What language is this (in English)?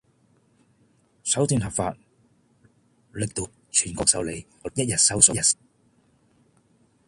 Cantonese